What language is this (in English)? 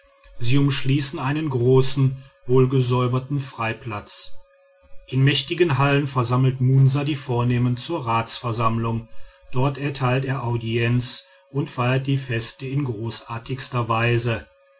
German